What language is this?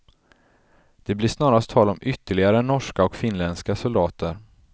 Swedish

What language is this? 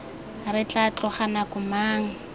Tswana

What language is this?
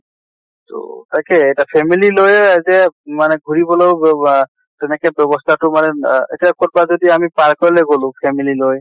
Assamese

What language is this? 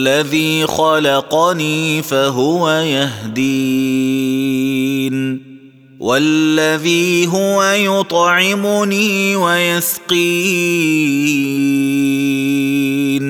Arabic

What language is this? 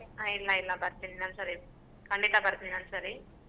Kannada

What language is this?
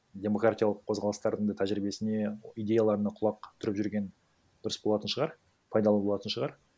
Kazakh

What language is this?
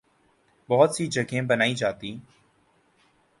Urdu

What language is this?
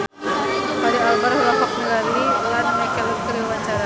Sundanese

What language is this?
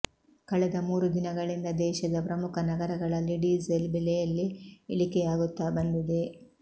Kannada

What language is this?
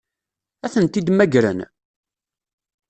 Kabyle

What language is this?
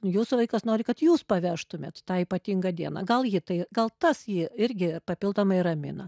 Lithuanian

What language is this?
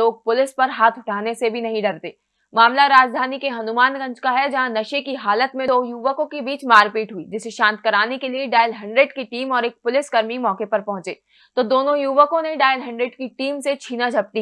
Hindi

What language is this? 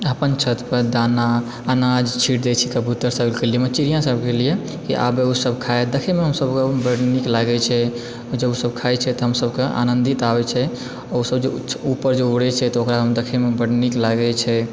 Maithili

